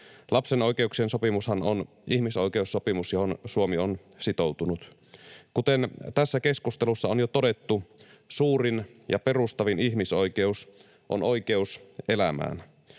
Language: Finnish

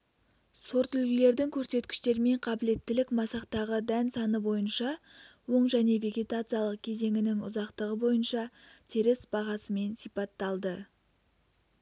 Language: Kazakh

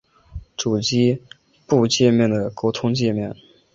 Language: Chinese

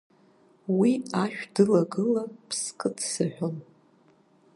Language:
Abkhazian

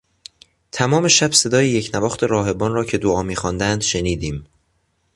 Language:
Persian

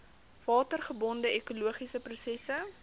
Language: Afrikaans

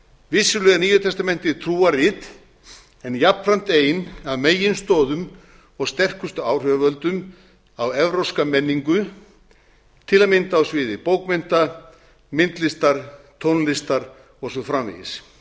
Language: Icelandic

